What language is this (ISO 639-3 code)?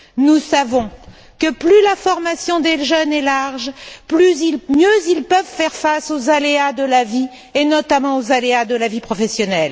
fra